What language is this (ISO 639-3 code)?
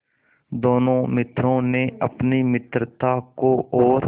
hin